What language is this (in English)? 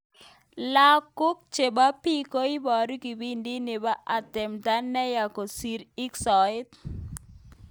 Kalenjin